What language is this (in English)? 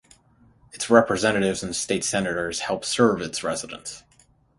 English